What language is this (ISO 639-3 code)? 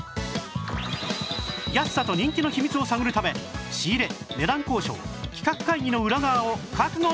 jpn